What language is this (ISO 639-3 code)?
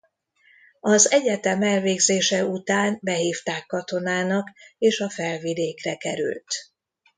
hun